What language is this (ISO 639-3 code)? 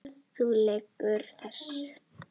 isl